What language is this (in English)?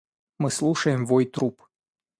Russian